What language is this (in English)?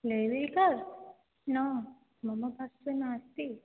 Sanskrit